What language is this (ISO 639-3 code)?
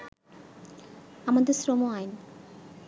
ben